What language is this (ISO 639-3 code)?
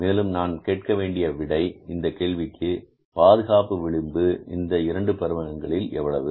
tam